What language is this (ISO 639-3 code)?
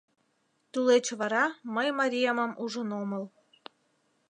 chm